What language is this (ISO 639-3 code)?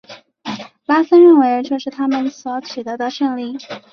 zho